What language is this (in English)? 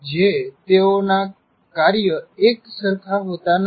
Gujarati